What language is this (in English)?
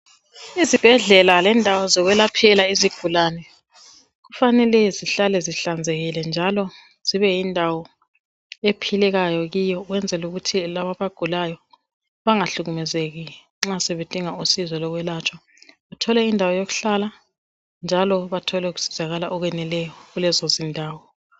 North Ndebele